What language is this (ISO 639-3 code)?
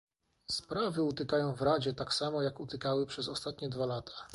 pol